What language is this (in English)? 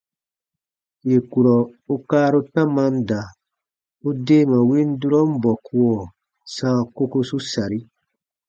Baatonum